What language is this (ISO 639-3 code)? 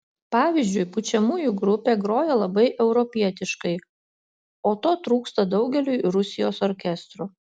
lit